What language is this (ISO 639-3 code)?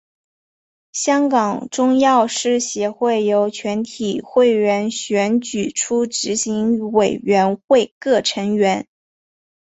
zho